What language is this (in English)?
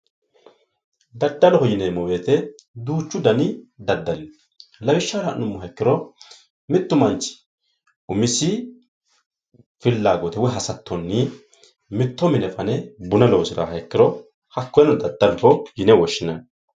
Sidamo